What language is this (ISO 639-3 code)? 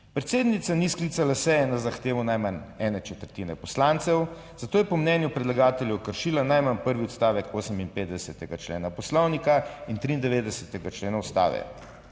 slv